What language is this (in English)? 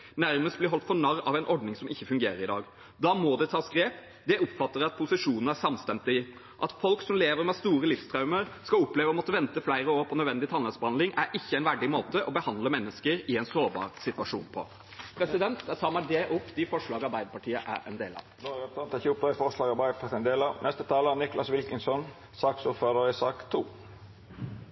Norwegian